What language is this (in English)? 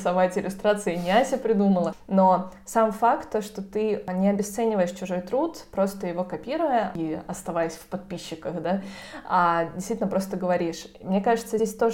Russian